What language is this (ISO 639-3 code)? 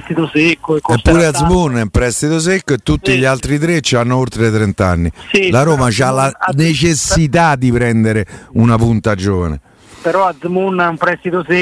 ita